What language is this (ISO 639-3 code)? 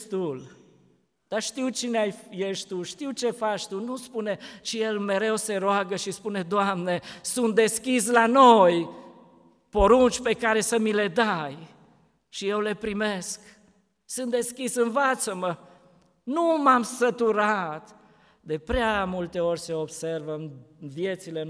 ron